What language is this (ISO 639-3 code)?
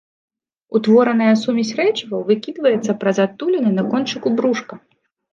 bel